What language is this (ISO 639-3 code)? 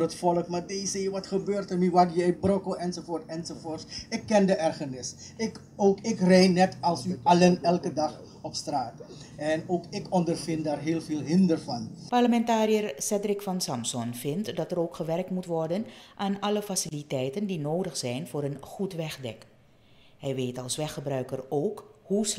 nld